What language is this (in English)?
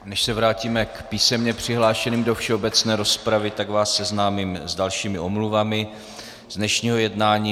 Czech